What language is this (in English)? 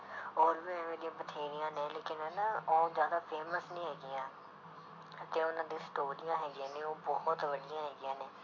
Punjabi